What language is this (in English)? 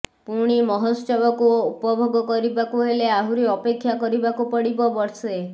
Odia